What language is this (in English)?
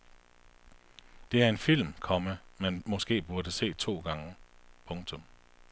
Danish